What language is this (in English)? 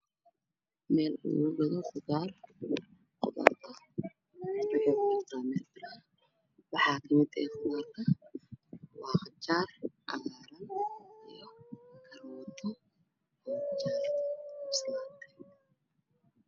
Somali